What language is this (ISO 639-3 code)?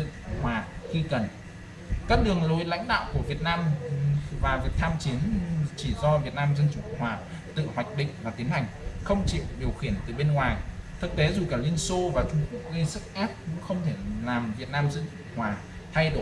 vie